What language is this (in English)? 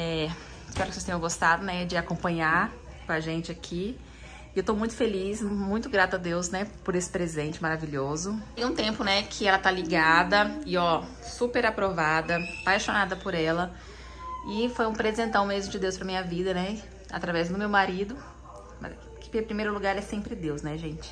Portuguese